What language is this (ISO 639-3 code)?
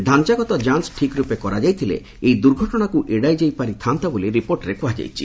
ori